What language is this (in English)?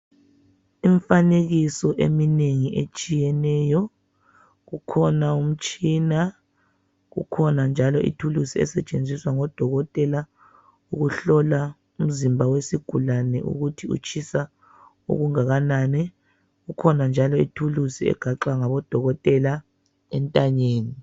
North Ndebele